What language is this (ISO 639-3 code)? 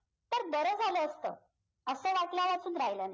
mar